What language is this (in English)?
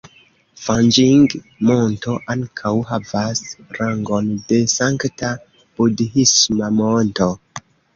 Esperanto